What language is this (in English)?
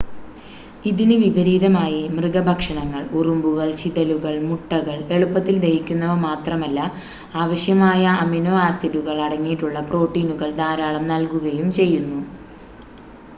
Malayalam